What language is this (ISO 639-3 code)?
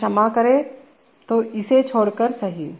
hin